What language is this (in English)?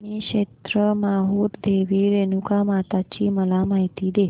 Marathi